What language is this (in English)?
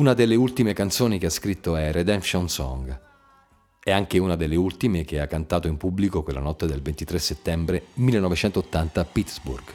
Italian